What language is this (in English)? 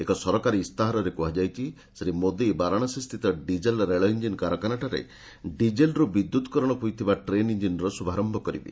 Odia